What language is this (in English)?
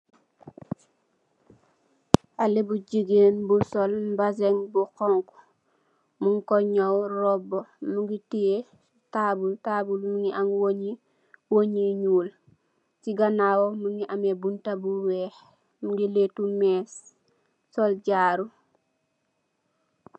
Wolof